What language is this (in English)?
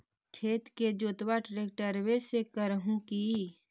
Magahi